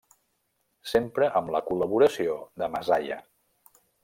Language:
Catalan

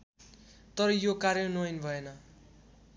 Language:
Nepali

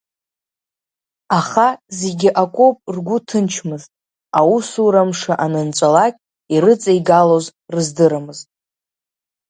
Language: Abkhazian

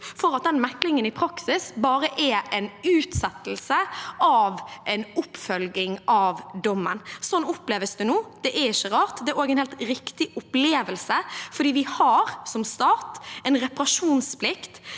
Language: Norwegian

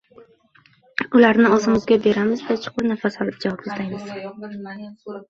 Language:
Uzbek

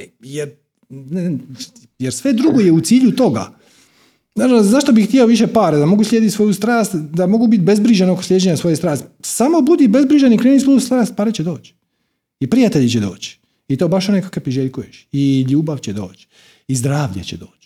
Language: Croatian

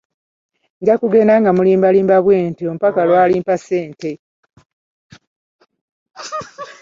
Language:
Ganda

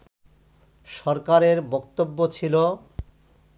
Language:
Bangla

